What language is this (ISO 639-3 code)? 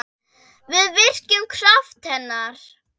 isl